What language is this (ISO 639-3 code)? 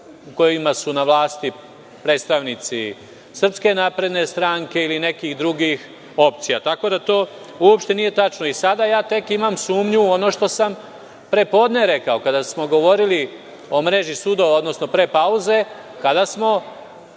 srp